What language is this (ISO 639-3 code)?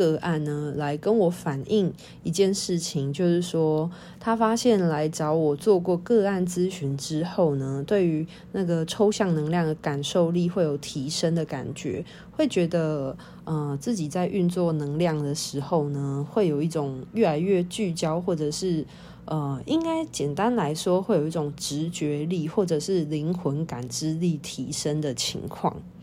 zho